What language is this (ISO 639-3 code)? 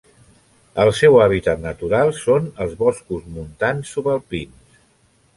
cat